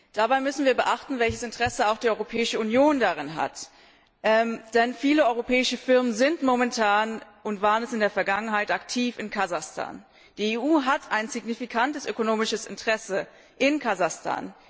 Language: German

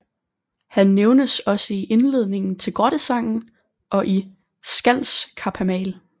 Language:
Danish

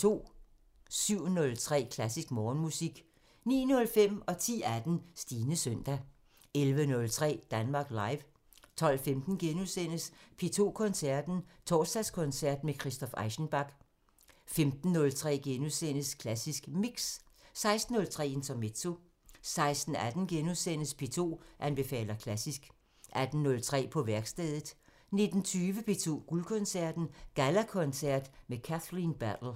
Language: Danish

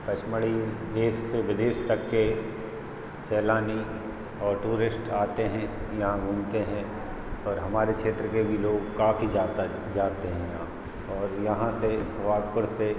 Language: Hindi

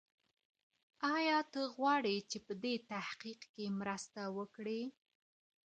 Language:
Pashto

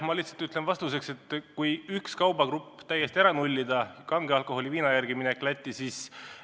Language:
Estonian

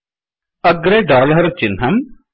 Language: Sanskrit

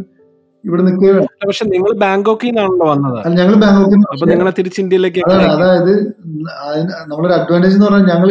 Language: Malayalam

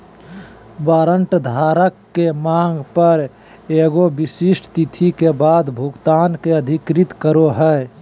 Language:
Magahi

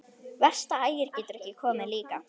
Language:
Icelandic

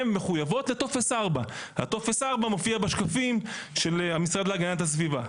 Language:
Hebrew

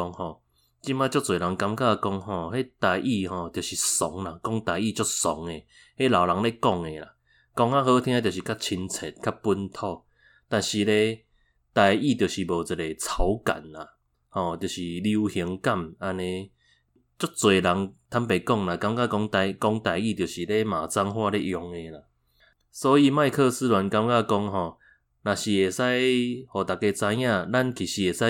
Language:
Chinese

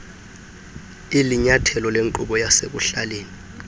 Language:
Xhosa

